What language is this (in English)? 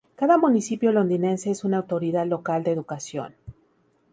Spanish